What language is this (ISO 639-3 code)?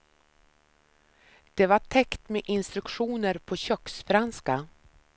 swe